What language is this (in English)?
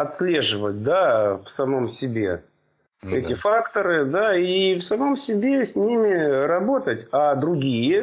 Russian